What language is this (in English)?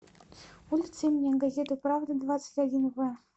Russian